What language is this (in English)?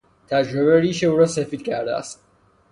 Persian